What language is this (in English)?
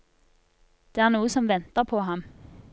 Norwegian